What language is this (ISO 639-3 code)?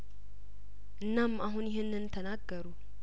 amh